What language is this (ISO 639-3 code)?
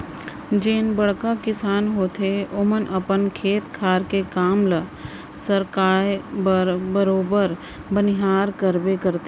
hne